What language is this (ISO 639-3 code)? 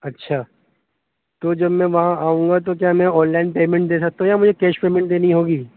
urd